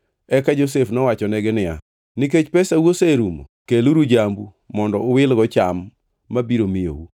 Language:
Luo (Kenya and Tanzania)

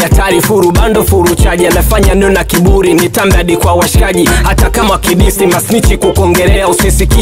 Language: French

